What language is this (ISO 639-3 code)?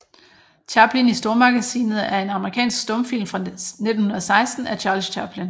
dan